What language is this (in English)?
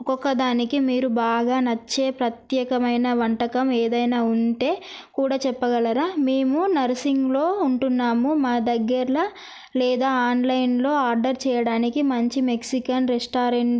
Telugu